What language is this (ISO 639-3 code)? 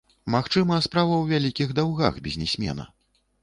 bel